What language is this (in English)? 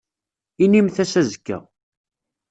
Kabyle